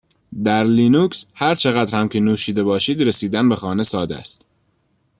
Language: Persian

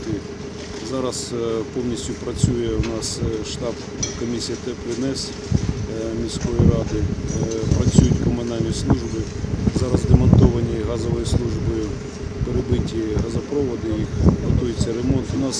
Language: Ukrainian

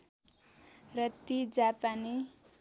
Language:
Nepali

